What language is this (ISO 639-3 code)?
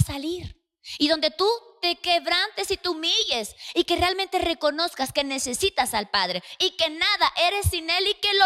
spa